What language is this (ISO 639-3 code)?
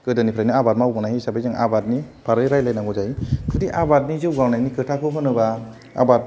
brx